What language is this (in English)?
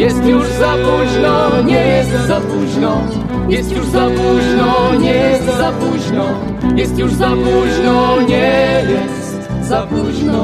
Polish